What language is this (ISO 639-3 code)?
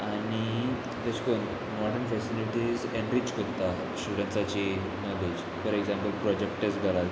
kok